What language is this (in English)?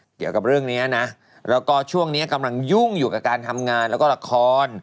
Thai